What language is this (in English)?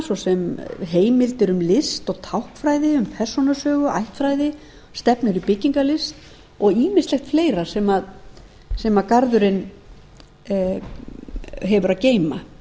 Icelandic